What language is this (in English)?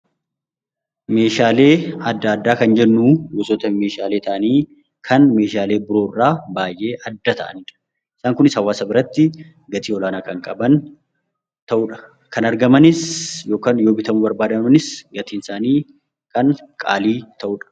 Oromo